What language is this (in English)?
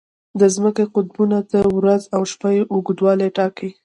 Pashto